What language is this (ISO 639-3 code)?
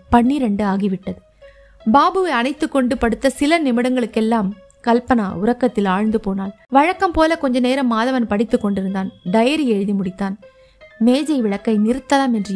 tam